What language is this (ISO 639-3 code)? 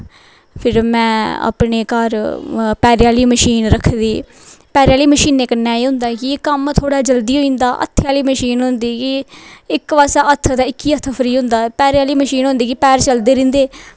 doi